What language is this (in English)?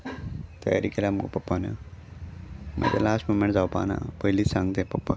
Konkani